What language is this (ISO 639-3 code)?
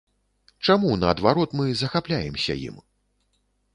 bel